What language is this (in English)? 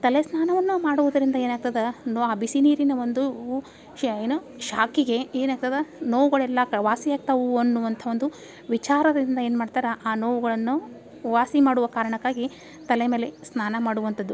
Kannada